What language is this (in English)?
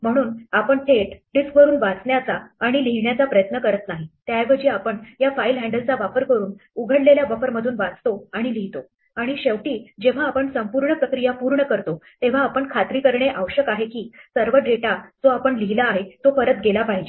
Marathi